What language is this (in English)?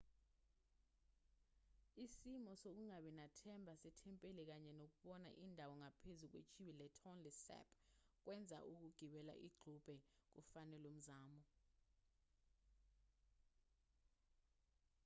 Zulu